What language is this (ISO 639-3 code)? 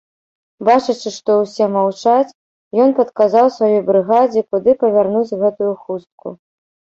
bel